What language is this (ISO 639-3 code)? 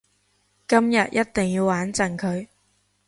yue